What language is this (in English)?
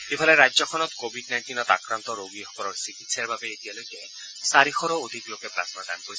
Assamese